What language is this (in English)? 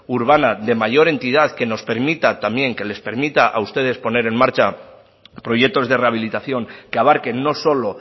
Spanish